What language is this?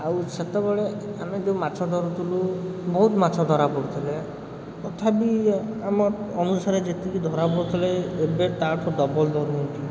Odia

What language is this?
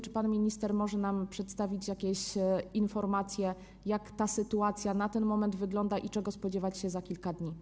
Polish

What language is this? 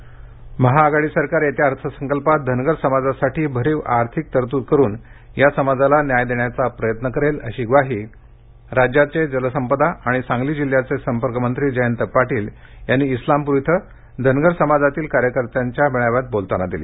Marathi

